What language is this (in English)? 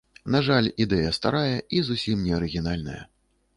Belarusian